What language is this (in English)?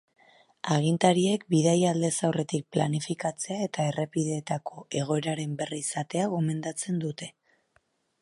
Basque